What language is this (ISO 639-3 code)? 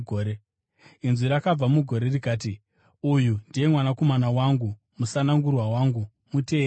sna